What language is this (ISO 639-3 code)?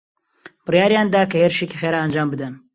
ckb